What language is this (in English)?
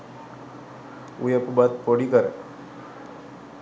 Sinhala